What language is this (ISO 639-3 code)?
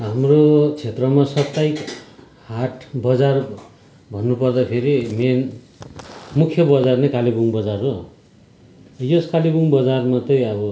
nep